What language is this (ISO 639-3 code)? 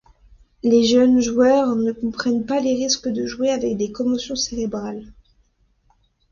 fra